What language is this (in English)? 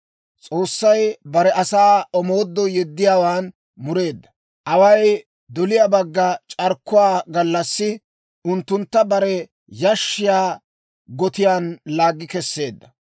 Dawro